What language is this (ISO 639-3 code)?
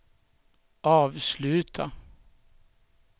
swe